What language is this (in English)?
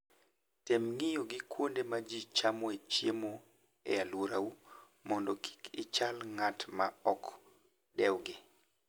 Luo (Kenya and Tanzania)